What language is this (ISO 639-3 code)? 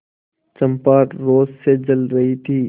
hin